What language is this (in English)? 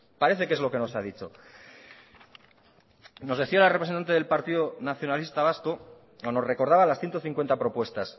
Spanish